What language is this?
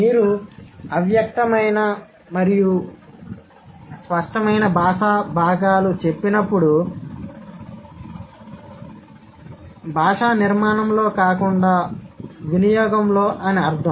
Telugu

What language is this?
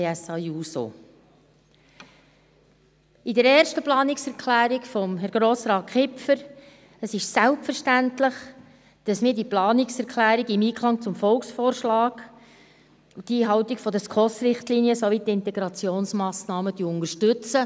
Swiss German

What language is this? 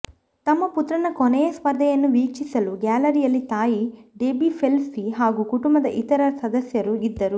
Kannada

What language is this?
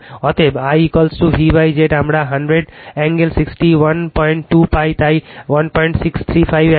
Bangla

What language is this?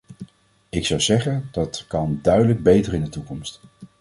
Dutch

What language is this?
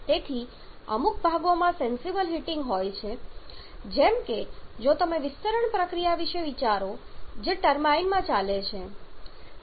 Gujarati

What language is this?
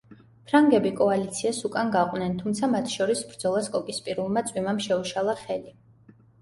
Georgian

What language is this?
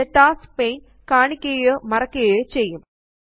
Malayalam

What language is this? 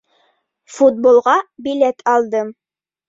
Bashkir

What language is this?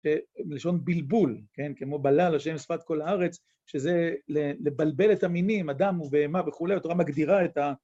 Hebrew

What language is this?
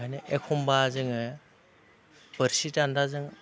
Bodo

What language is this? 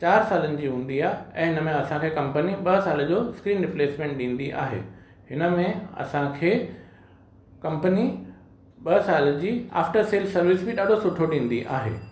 Sindhi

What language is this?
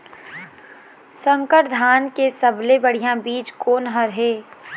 Chhattisgarhi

